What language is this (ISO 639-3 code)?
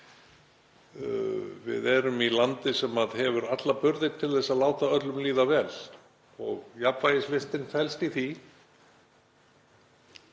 isl